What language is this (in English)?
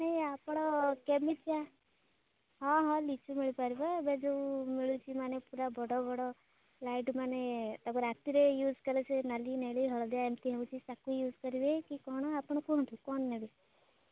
Odia